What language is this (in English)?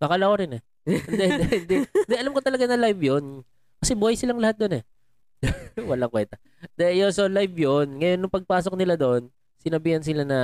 Filipino